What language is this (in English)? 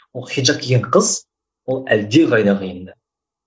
Kazakh